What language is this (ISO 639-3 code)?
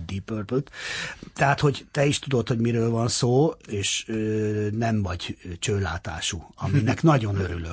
hun